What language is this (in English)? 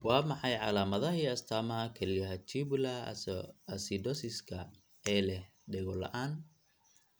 Somali